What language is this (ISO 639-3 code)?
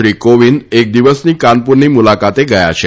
guj